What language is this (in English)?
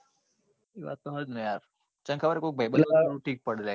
Gujarati